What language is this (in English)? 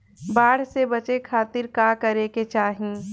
Bhojpuri